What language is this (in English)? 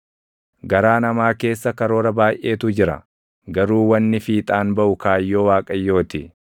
Oromo